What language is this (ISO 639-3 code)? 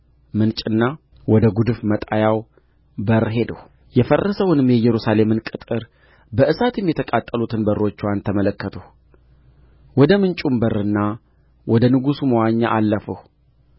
amh